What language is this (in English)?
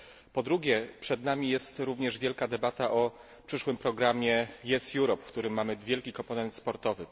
Polish